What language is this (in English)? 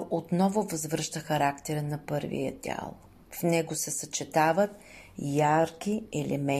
Bulgarian